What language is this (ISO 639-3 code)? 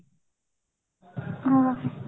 ori